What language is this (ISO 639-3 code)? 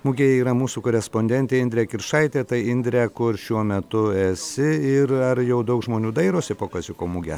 lit